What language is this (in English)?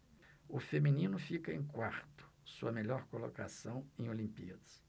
Portuguese